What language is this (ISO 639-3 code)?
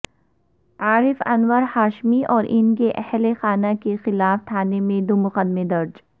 urd